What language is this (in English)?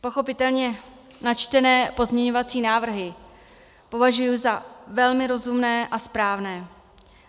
Czech